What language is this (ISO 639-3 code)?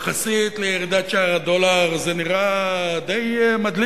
heb